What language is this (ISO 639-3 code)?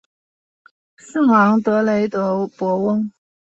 zho